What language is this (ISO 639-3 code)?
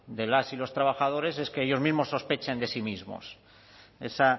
spa